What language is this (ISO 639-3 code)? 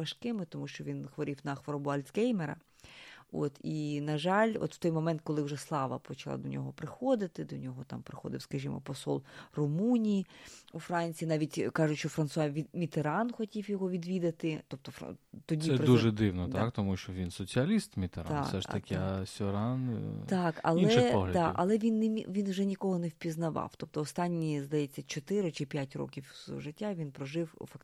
ukr